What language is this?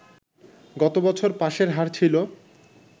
Bangla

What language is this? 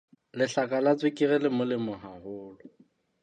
Southern Sotho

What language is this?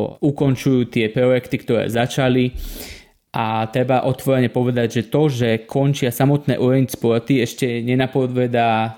Slovak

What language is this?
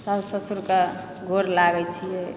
Maithili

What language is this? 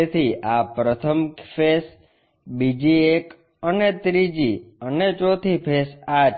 Gujarati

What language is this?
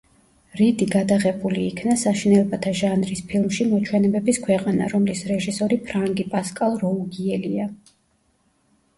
Georgian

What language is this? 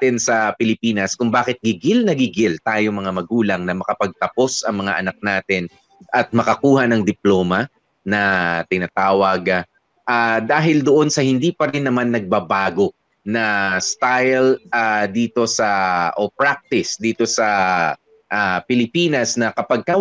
Filipino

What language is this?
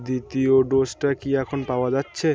Bangla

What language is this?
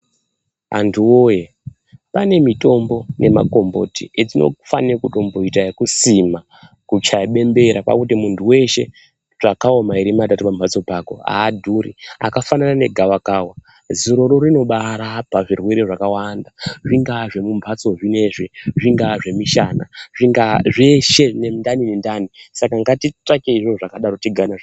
Ndau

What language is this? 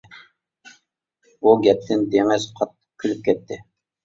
Uyghur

